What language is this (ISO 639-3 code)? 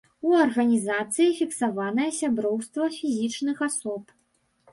bel